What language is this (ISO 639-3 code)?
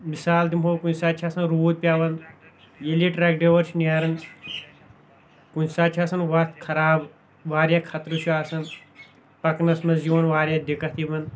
kas